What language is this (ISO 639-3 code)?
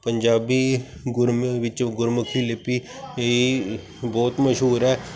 pan